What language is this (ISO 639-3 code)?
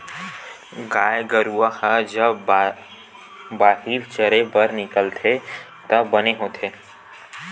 hne